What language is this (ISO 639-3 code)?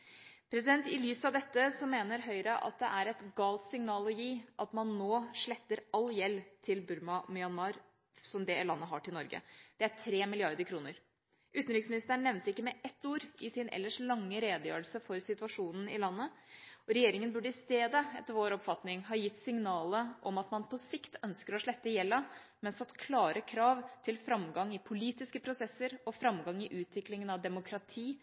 nob